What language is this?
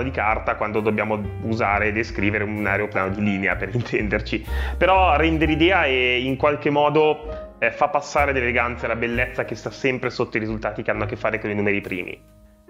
Italian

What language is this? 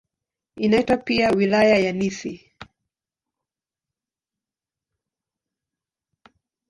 Swahili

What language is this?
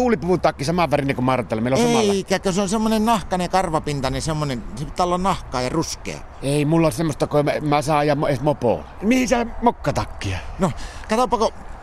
Finnish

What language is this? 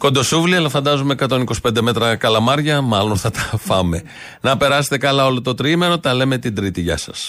Greek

